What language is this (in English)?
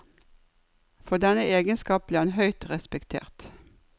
Norwegian